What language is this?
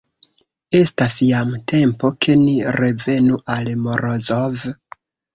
Esperanto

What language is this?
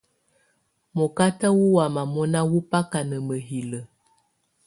Tunen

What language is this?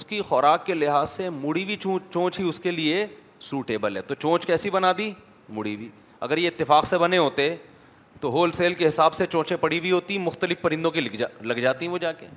Urdu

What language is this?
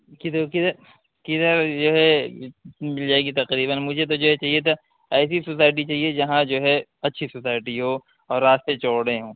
Urdu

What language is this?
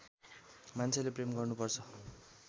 Nepali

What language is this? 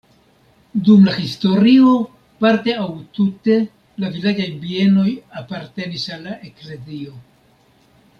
Esperanto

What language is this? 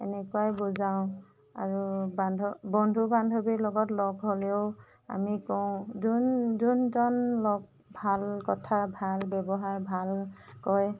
Assamese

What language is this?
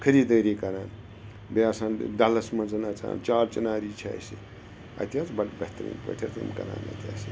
Kashmiri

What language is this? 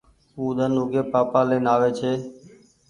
Goaria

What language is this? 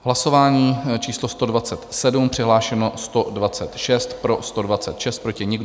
Czech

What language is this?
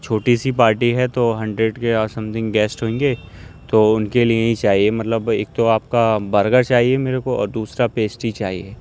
Urdu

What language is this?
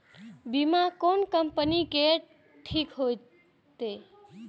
Maithili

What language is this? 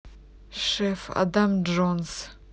Russian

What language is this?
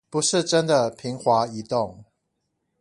Chinese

